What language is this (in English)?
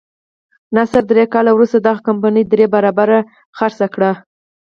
Pashto